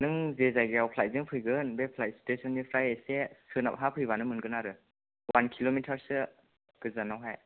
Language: Bodo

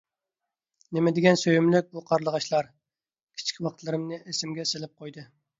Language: Uyghur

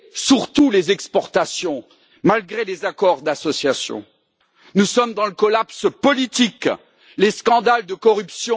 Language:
French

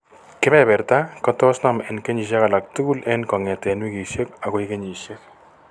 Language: Kalenjin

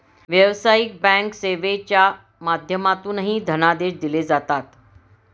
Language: Marathi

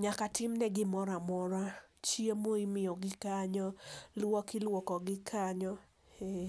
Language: Luo (Kenya and Tanzania)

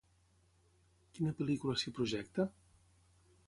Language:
Catalan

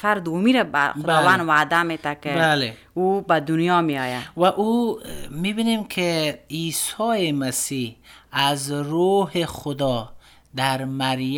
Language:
Persian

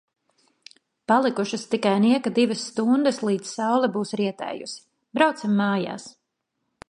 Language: Latvian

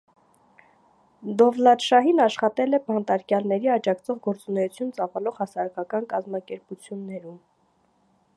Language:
Armenian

